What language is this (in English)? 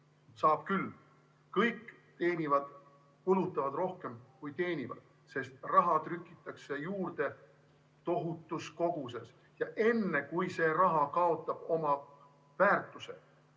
Estonian